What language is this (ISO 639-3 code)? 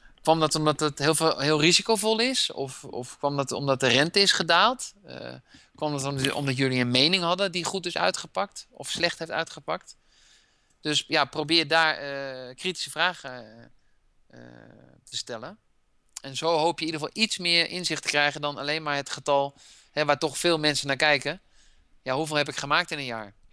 nld